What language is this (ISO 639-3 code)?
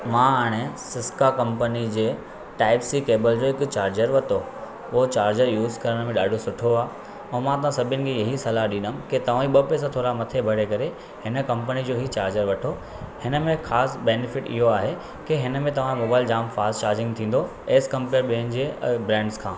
snd